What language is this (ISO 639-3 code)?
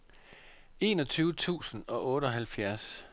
dan